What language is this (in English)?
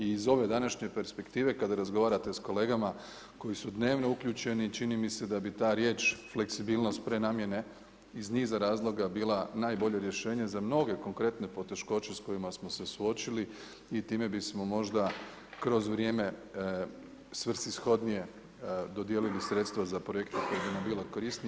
Croatian